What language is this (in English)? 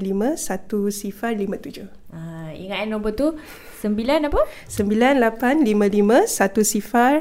Malay